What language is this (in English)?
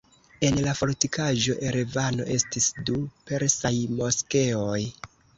Esperanto